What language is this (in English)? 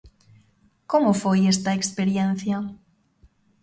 Galician